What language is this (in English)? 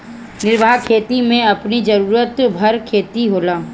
Bhojpuri